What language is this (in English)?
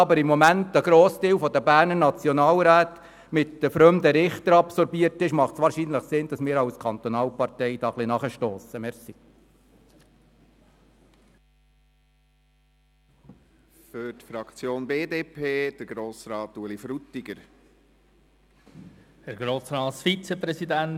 Swiss German